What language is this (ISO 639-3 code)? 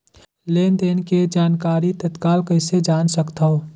hne